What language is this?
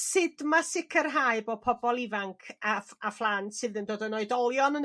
Welsh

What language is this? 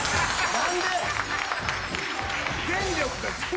Japanese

